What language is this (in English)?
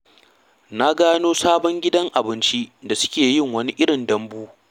Hausa